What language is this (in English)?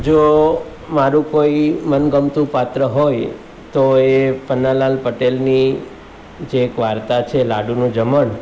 Gujarati